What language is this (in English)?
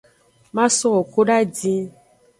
Aja (Benin)